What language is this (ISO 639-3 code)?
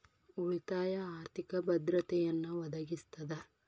kan